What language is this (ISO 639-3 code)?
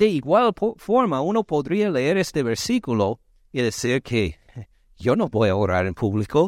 spa